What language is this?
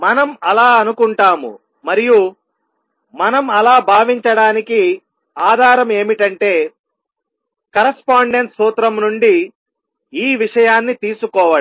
Telugu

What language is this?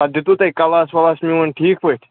Kashmiri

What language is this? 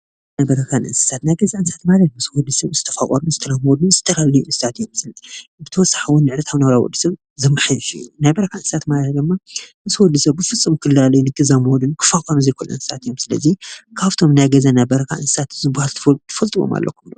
Tigrinya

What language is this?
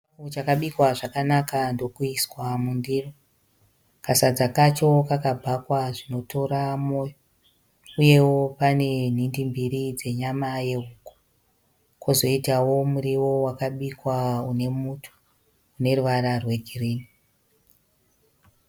Shona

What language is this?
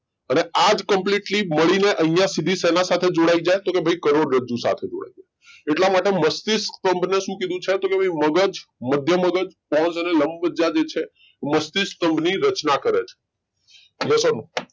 Gujarati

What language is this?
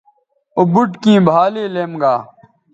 Bateri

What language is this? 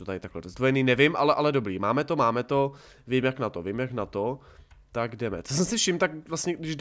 Czech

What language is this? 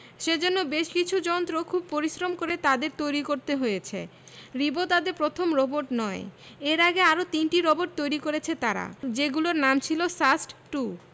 Bangla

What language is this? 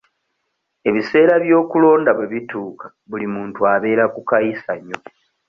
Ganda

